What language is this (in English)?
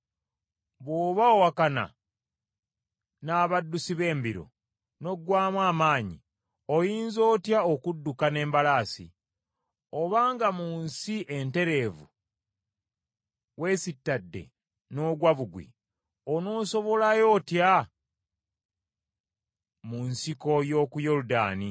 Ganda